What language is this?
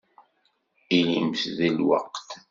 Kabyle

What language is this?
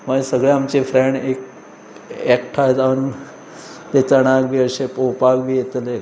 Konkani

